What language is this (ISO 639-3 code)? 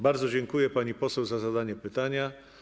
pol